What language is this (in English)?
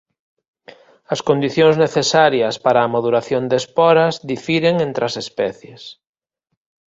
Galician